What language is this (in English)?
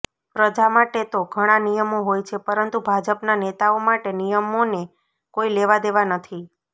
Gujarati